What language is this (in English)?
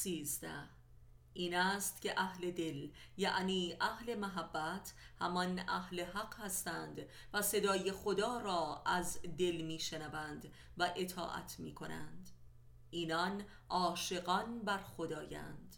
Persian